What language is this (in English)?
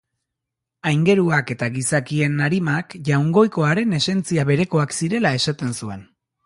Basque